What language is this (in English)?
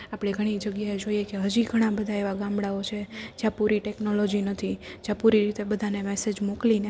Gujarati